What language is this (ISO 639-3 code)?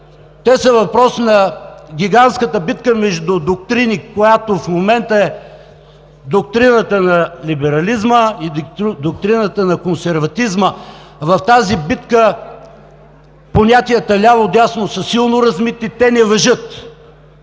bul